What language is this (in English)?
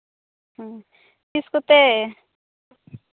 Santali